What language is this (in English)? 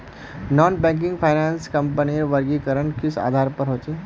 Magahi